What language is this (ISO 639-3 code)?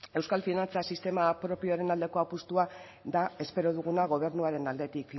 eus